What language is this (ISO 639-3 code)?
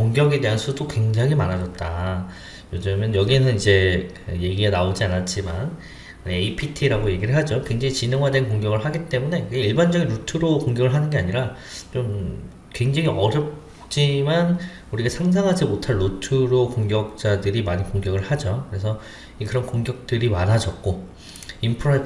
kor